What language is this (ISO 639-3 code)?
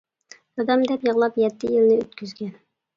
uig